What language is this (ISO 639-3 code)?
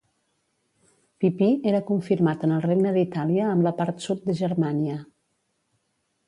cat